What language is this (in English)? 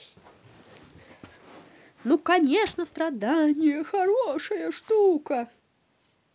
Russian